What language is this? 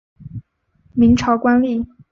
Chinese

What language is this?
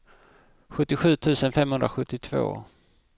Swedish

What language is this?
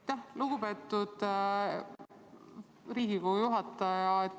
Estonian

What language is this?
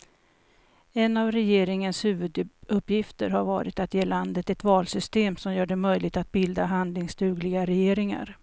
Swedish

